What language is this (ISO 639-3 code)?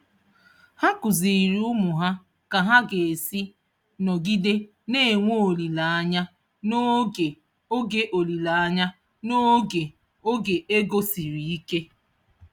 ibo